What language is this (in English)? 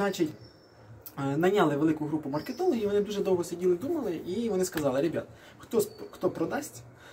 Ukrainian